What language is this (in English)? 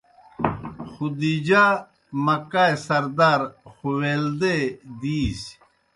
Kohistani Shina